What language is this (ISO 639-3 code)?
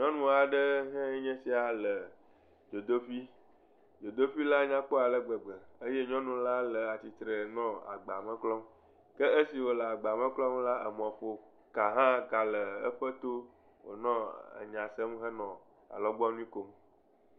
ewe